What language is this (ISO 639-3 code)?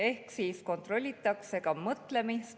est